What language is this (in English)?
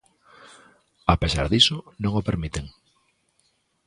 Galician